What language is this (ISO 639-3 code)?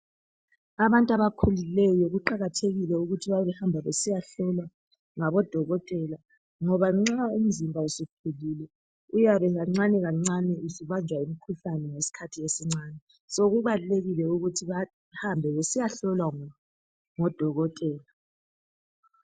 nde